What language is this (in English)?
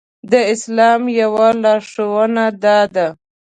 Pashto